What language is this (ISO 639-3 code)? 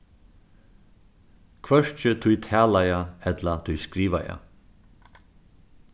fao